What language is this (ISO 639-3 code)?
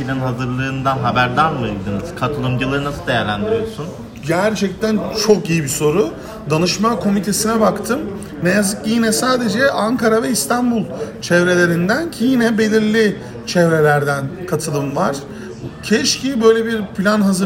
tur